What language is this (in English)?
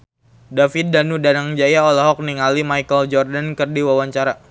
Sundanese